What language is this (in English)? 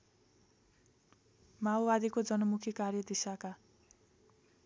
Nepali